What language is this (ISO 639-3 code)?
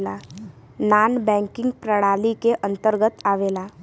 bho